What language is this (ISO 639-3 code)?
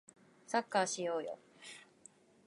jpn